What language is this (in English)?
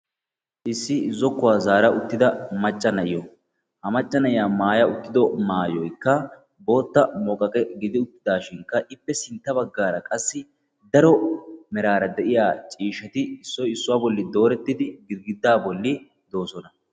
Wolaytta